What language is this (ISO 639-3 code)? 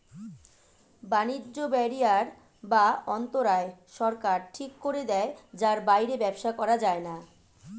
ben